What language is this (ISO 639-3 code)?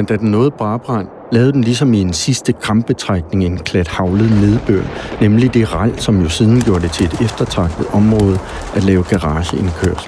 dan